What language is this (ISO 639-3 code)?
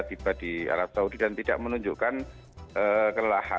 ind